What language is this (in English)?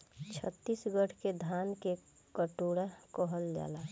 Bhojpuri